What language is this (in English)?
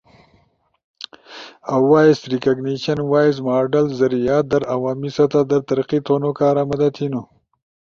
Ushojo